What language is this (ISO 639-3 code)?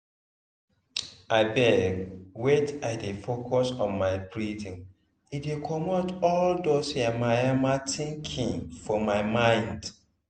pcm